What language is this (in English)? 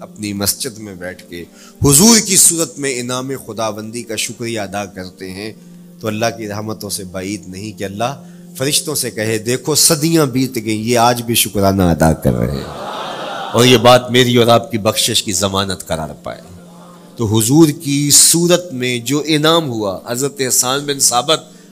Urdu